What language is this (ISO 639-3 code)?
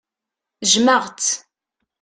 kab